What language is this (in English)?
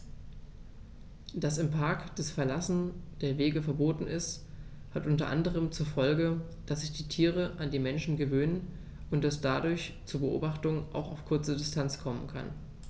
German